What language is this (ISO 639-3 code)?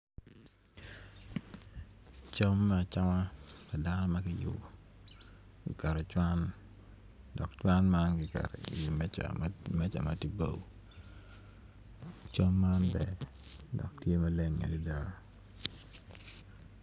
ach